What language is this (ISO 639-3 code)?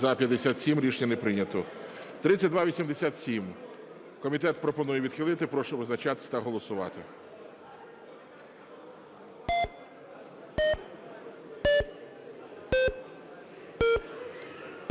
ukr